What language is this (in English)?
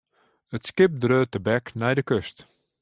Western Frisian